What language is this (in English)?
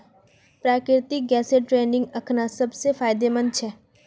Magahi